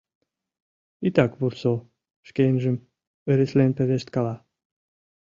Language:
Mari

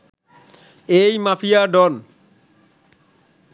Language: Bangla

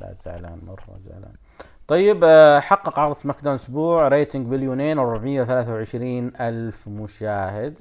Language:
Arabic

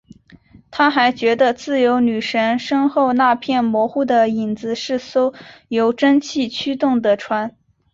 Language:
Chinese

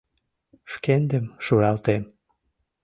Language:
Mari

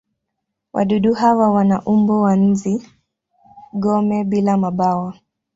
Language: Swahili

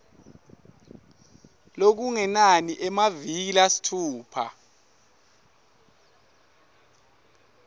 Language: Swati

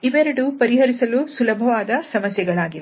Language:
Kannada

